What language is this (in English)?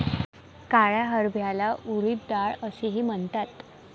Marathi